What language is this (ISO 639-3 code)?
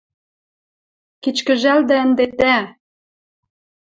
mrj